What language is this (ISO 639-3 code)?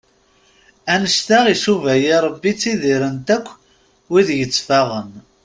kab